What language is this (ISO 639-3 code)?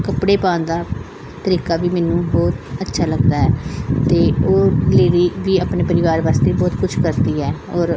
pan